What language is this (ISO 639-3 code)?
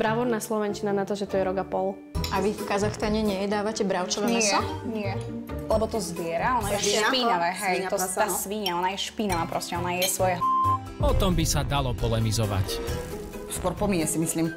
slk